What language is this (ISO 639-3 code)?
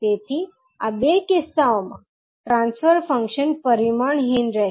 guj